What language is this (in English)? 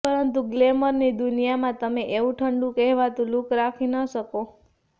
Gujarati